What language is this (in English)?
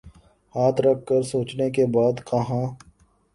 Urdu